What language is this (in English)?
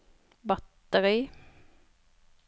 Norwegian